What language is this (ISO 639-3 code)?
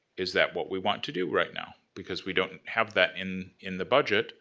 eng